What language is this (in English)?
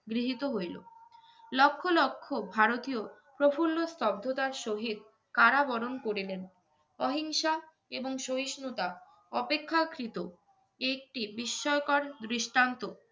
Bangla